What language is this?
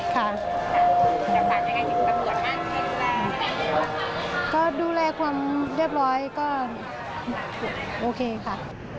Thai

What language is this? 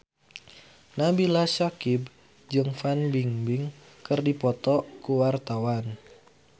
Sundanese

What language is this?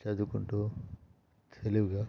Telugu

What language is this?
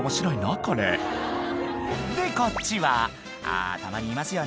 Japanese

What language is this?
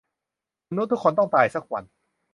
Thai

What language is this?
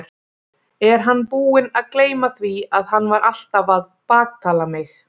Icelandic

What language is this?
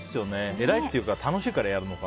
Japanese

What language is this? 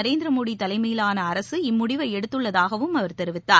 Tamil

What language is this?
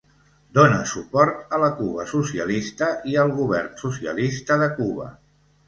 Catalan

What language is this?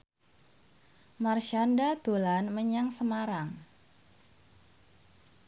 Javanese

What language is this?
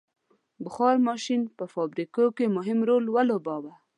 Pashto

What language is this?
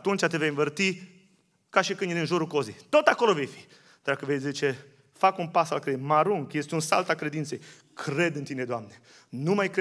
Romanian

